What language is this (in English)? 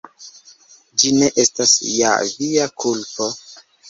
Esperanto